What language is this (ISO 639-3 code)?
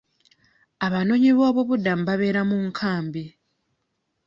lug